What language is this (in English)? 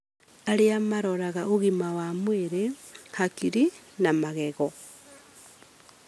Kikuyu